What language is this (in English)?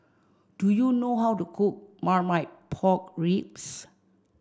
English